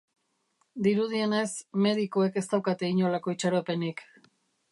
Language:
Basque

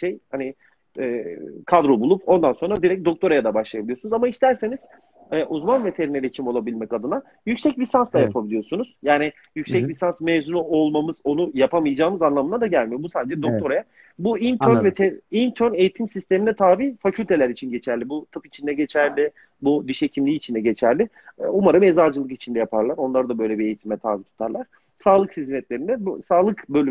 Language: Turkish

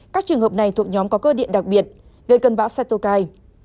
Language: Vietnamese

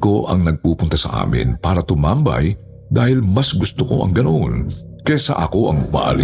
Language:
Filipino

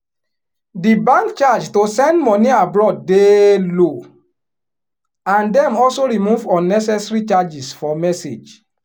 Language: Nigerian Pidgin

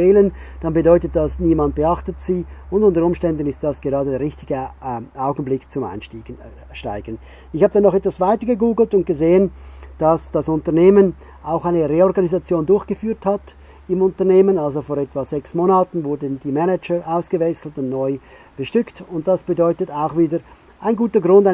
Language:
German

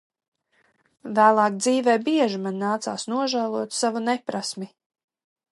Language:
Latvian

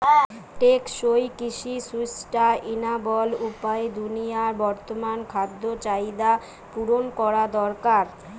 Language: Bangla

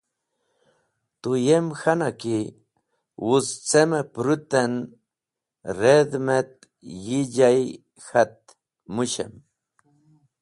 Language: Wakhi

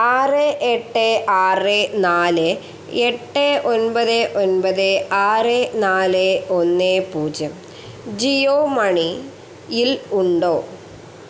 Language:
Malayalam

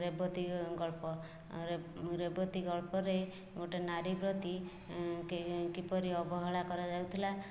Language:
Odia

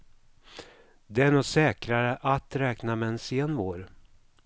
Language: Swedish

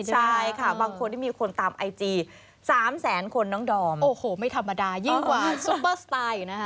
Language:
Thai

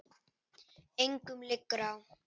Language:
Icelandic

